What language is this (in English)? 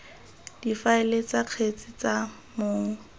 Tswana